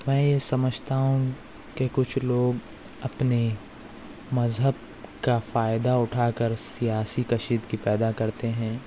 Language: Urdu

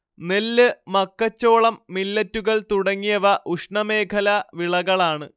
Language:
Malayalam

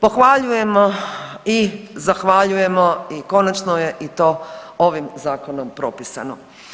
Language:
Croatian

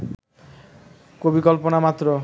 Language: Bangla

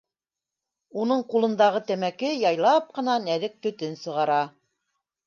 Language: Bashkir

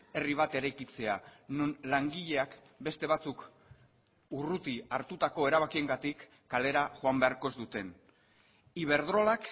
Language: Basque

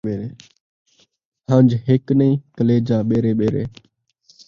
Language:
Saraiki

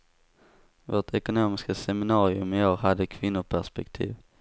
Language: Swedish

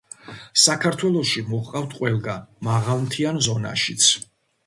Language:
Georgian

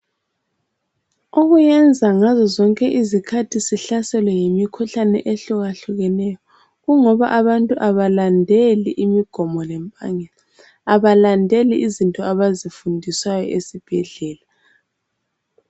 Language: North Ndebele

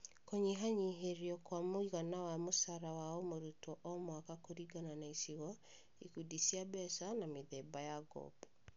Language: Kikuyu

